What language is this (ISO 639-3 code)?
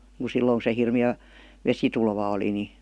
fin